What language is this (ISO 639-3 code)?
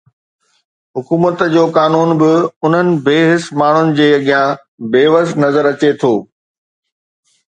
snd